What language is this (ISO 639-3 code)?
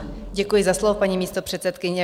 ces